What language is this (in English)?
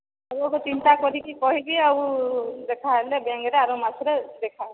Odia